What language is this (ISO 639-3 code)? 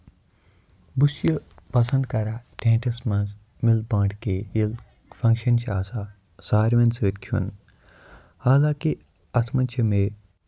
kas